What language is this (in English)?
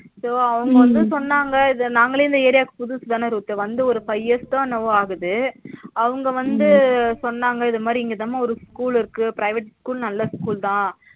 Tamil